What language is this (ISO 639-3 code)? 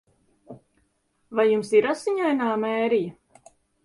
lav